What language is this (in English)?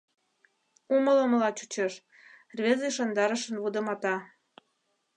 Mari